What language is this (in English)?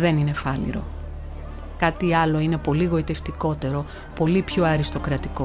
Greek